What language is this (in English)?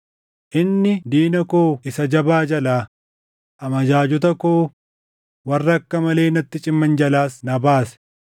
Oromo